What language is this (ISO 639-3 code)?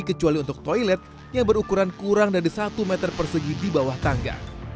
ind